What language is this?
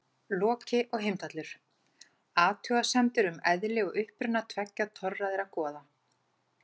Icelandic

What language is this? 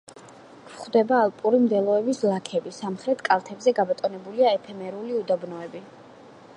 Georgian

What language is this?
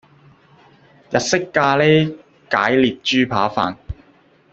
Cantonese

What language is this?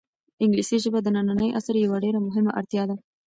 Pashto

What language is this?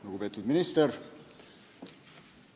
Estonian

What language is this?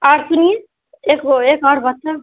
Urdu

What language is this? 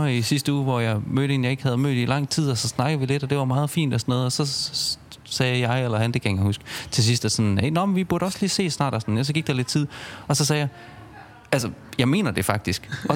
Danish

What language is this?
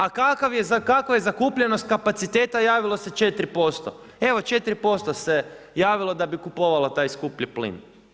Croatian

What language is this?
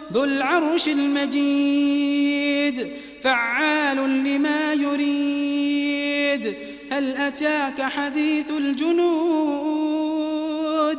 Arabic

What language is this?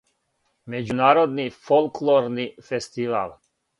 Serbian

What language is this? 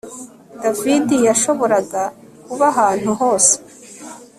Kinyarwanda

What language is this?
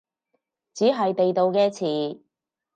Cantonese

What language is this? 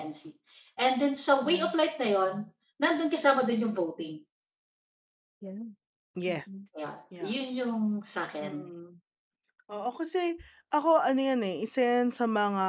Filipino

